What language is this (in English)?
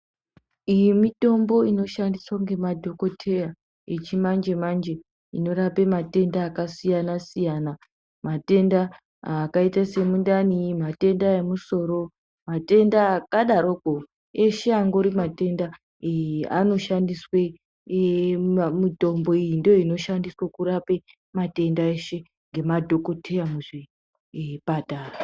Ndau